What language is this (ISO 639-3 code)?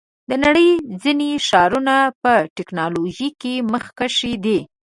pus